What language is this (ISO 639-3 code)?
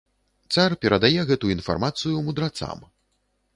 bel